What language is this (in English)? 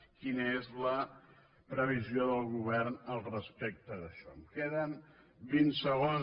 Catalan